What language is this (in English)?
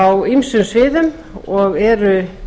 Icelandic